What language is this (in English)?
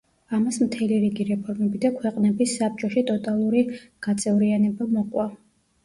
Georgian